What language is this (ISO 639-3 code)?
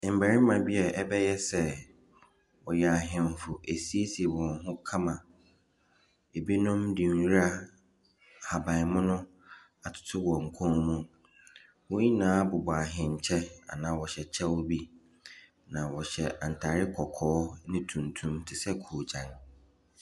aka